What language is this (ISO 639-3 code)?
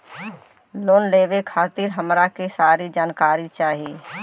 bho